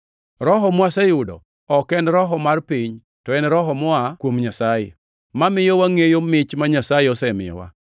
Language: Luo (Kenya and Tanzania)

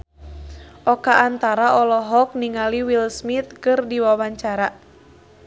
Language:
Sundanese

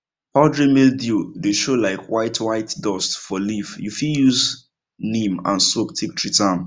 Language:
Nigerian Pidgin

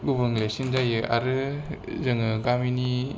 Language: Bodo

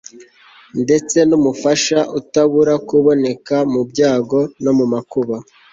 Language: Kinyarwanda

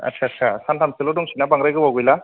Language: Bodo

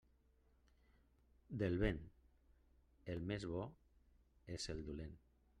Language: Catalan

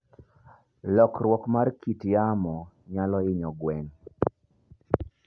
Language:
Luo (Kenya and Tanzania)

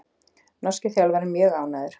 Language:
Icelandic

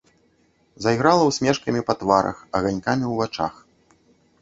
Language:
Belarusian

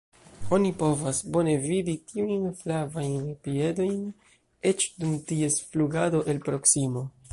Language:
Esperanto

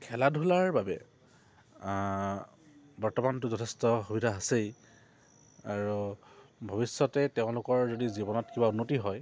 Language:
Assamese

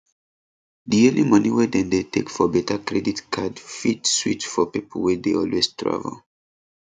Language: Nigerian Pidgin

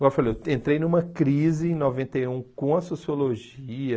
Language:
Portuguese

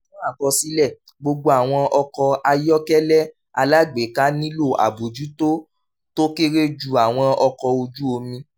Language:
Yoruba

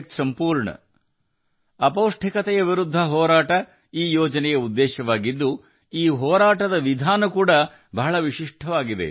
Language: Kannada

